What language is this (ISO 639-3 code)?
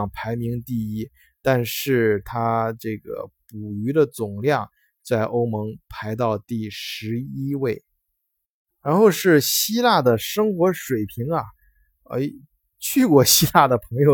zho